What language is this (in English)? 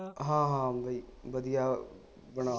Punjabi